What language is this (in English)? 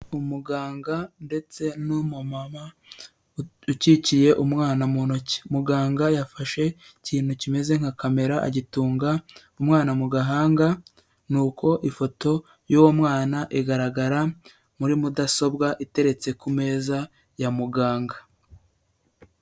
Kinyarwanda